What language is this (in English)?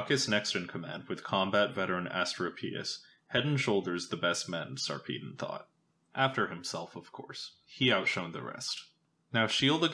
English